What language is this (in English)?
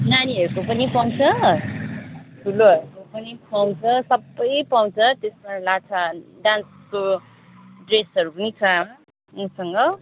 Nepali